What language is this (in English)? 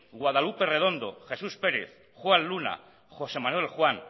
Basque